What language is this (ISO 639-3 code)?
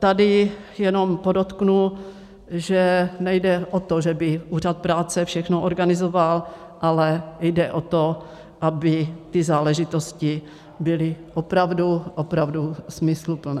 ces